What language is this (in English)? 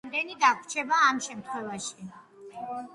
Georgian